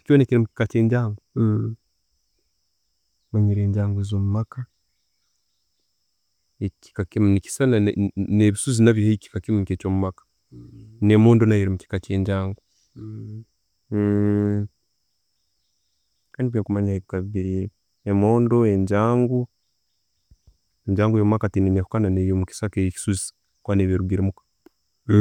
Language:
Tooro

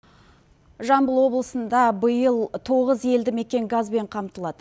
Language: Kazakh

